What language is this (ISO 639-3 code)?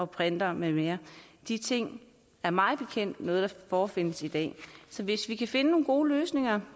dan